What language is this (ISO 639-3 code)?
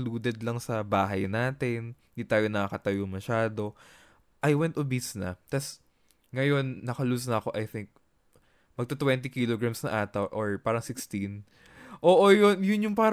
fil